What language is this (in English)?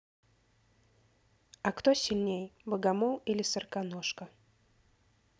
Russian